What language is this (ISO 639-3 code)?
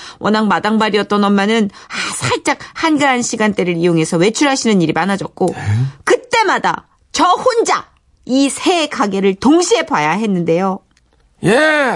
kor